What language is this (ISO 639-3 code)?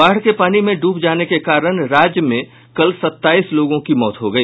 hin